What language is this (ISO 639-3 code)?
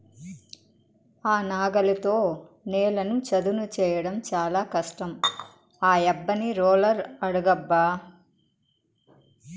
tel